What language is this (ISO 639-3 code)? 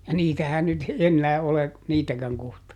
fin